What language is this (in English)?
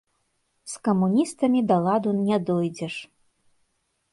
Belarusian